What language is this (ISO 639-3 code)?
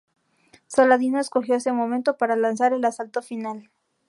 spa